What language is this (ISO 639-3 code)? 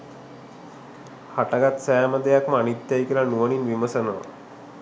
sin